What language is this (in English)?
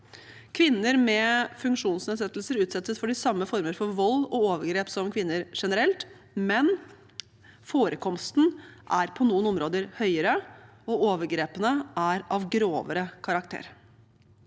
Norwegian